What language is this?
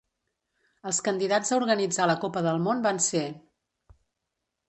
Catalan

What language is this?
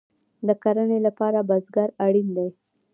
Pashto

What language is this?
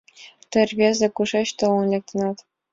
Mari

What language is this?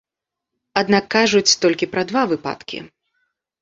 Belarusian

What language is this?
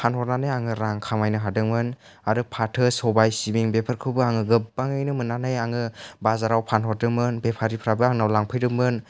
Bodo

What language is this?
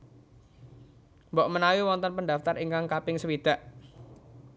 Javanese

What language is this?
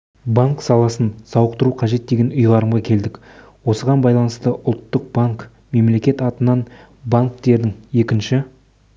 Kazakh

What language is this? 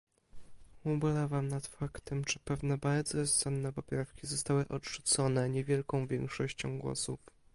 Polish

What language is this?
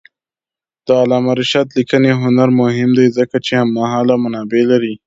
Pashto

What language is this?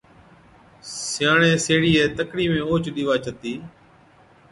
Od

